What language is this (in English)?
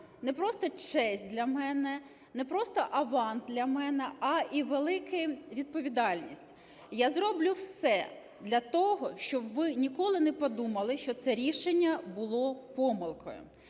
Ukrainian